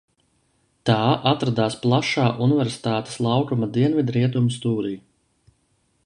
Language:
Latvian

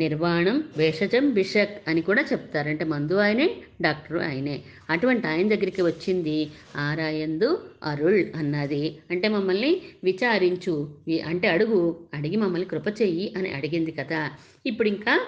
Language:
Telugu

